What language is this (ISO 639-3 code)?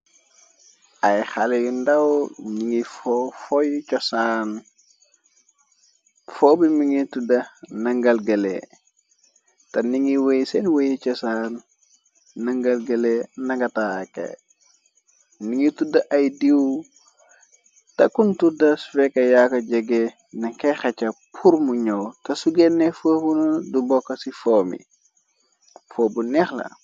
wol